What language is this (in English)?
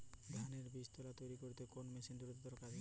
Bangla